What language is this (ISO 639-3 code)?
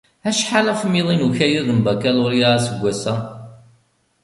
kab